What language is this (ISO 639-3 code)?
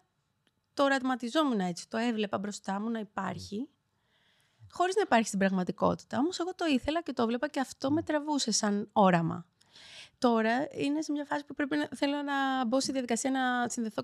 ell